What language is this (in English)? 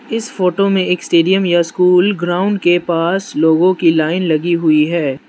Hindi